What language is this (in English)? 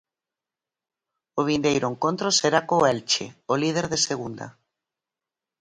Galician